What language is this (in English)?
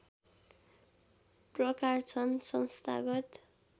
Nepali